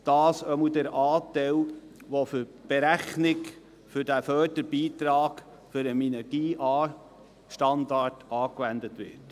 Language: Swiss German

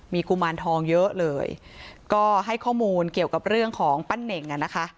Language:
Thai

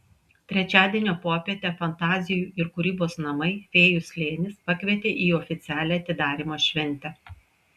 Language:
Lithuanian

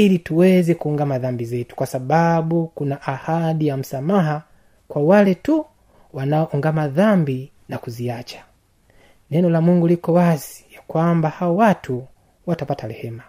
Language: Swahili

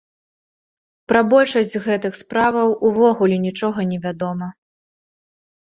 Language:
Belarusian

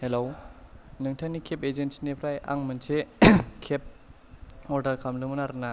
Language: Bodo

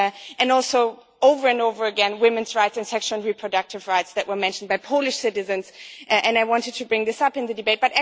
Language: English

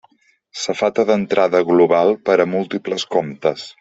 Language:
Catalan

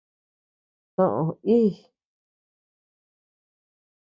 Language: Tepeuxila Cuicatec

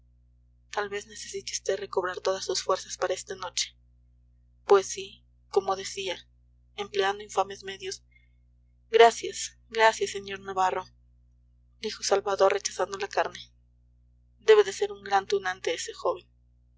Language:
Spanish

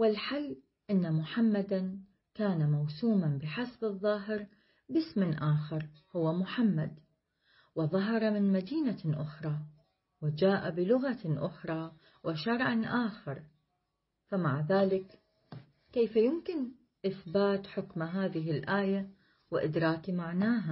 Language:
Arabic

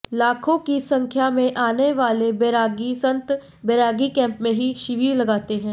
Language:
Hindi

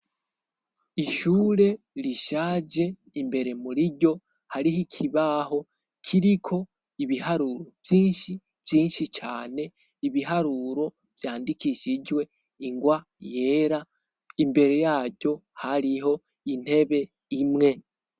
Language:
Rundi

